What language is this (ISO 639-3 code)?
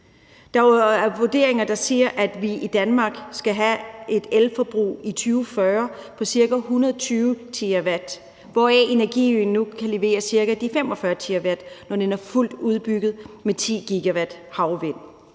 dan